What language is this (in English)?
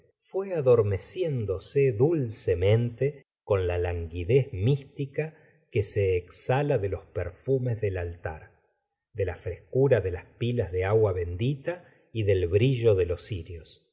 Spanish